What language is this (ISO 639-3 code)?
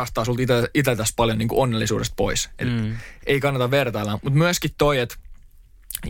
fin